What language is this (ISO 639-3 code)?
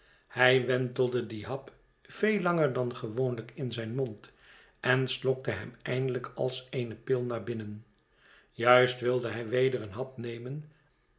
nld